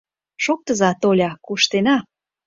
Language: Mari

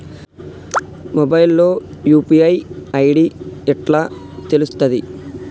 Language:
Telugu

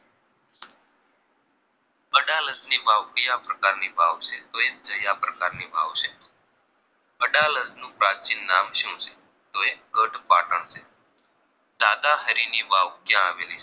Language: Gujarati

